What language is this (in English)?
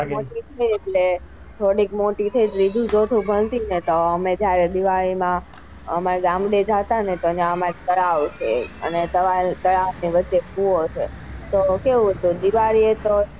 Gujarati